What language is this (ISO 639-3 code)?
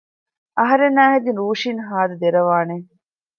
div